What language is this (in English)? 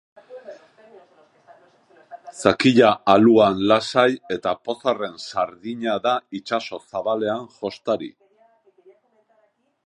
Basque